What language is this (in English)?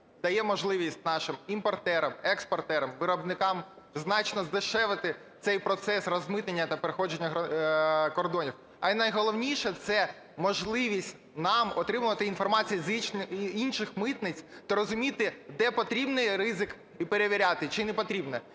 Ukrainian